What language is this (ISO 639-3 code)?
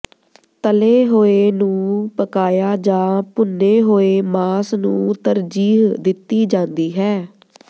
pan